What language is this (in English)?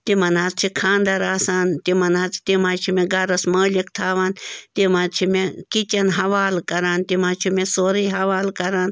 Kashmiri